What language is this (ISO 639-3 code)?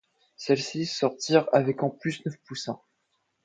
fra